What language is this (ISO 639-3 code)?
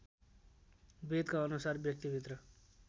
nep